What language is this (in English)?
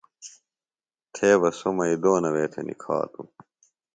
Phalura